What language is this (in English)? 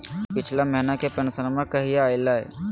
Magahi